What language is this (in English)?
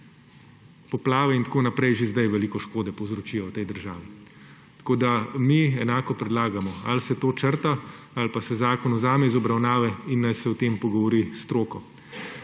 Slovenian